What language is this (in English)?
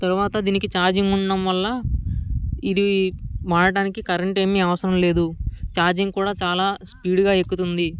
Telugu